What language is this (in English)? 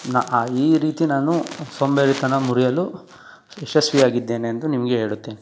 Kannada